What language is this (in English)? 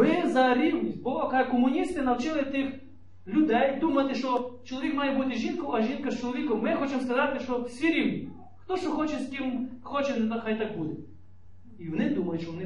Ukrainian